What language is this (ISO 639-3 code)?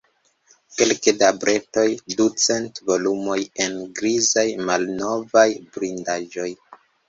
epo